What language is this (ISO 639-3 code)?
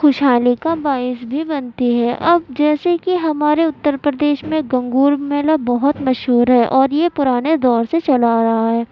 urd